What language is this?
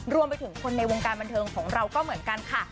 Thai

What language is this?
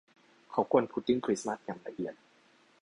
Thai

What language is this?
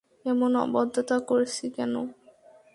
Bangla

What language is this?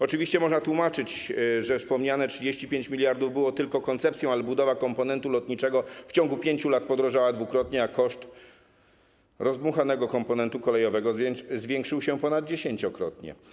Polish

